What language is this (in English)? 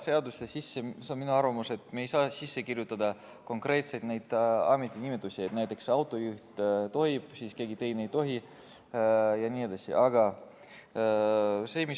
Estonian